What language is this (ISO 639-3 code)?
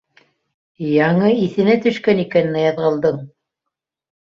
bak